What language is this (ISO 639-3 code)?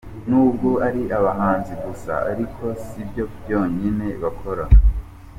kin